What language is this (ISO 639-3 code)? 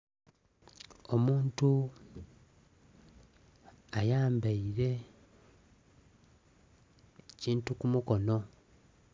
xog